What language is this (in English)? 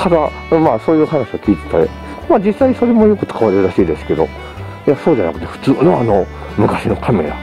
Japanese